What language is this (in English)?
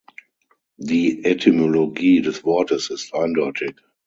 German